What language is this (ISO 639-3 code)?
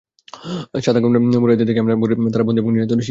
ben